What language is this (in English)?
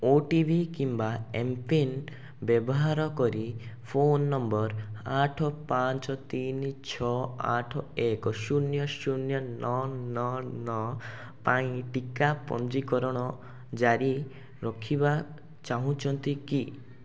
Odia